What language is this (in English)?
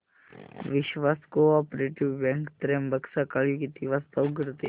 Marathi